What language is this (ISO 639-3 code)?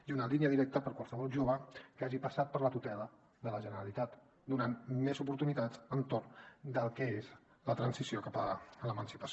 cat